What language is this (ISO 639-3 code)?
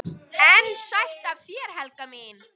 isl